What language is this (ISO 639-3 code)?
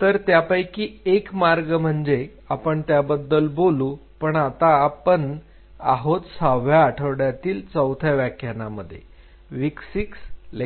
mar